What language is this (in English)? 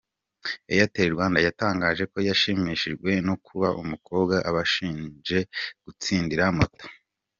Kinyarwanda